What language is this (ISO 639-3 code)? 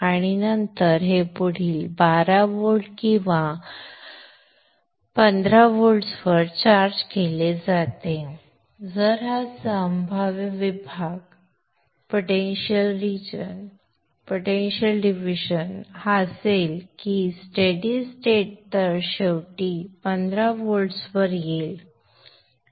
mar